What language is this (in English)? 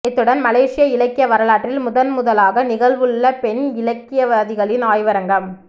Tamil